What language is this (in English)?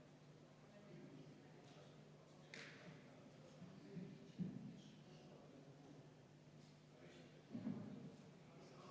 Estonian